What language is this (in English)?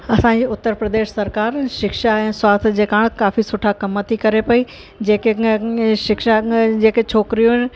Sindhi